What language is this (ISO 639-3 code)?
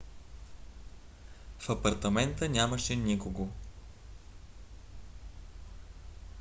bul